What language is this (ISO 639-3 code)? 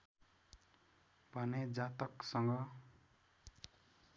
nep